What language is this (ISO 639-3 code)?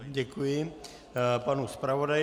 ces